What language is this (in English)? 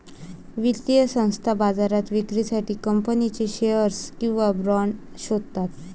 Marathi